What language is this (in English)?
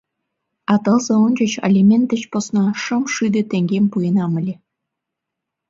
Mari